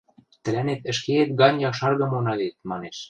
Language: Western Mari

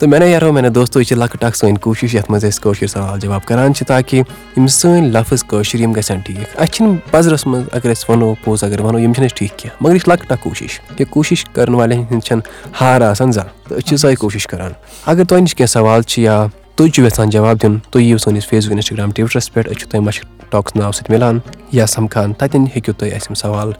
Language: Urdu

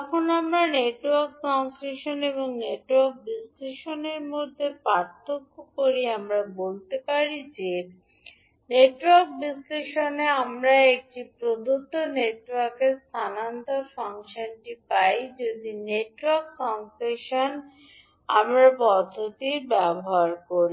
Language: Bangla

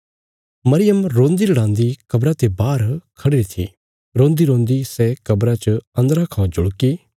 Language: Bilaspuri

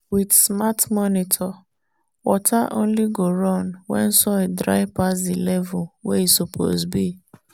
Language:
Nigerian Pidgin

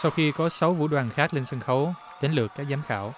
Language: Vietnamese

